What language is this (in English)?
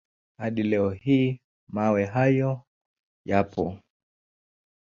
Swahili